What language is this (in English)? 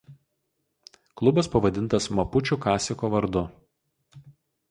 Lithuanian